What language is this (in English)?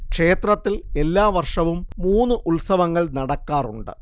Malayalam